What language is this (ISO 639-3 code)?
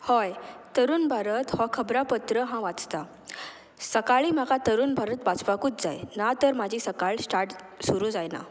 kok